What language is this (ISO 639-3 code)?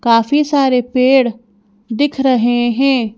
hin